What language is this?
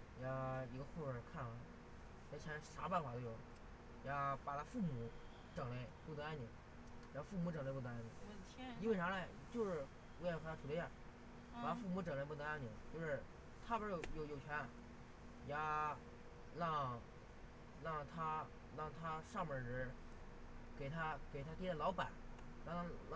Chinese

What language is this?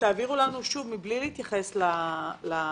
Hebrew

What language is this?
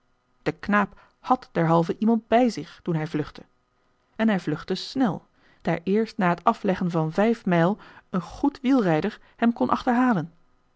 Dutch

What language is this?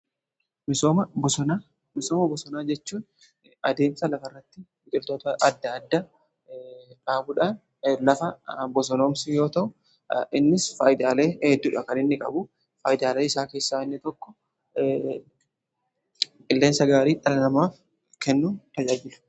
Oromo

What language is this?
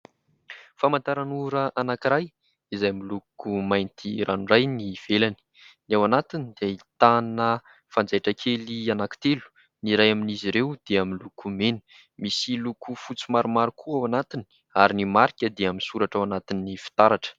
Malagasy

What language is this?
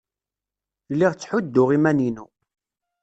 Kabyle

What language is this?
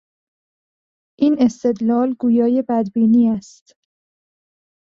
Persian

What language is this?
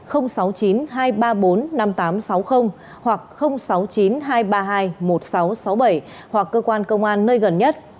Vietnamese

